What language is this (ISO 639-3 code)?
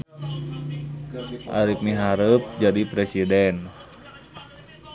sun